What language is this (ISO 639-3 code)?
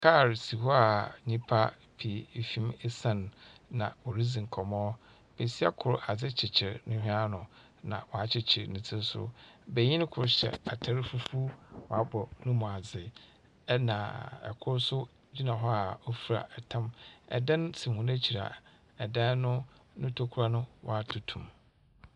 aka